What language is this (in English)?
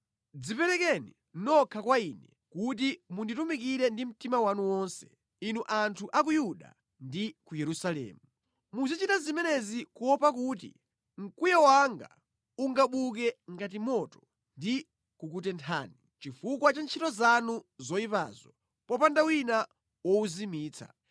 Nyanja